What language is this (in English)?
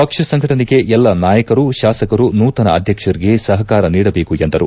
Kannada